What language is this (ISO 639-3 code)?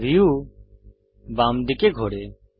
ben